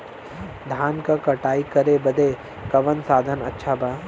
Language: Bhojpuri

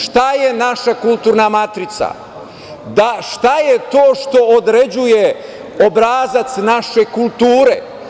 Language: Serbian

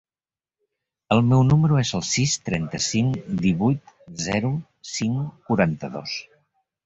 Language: Catalan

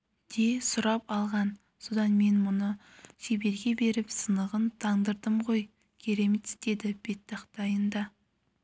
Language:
Kazakh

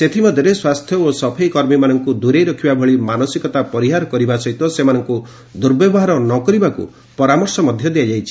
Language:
Odia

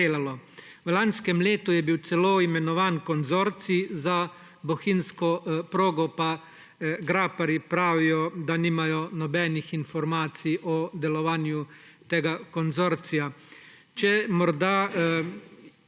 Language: Slovenian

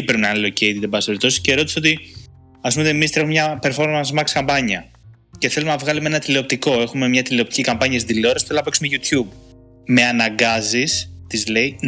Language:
Greek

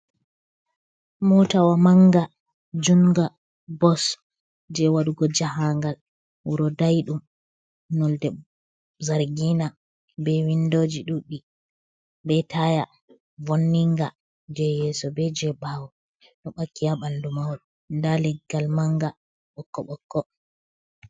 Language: Fula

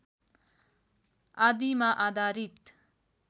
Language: Nepali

